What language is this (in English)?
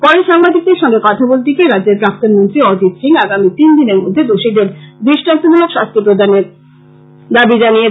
Bangla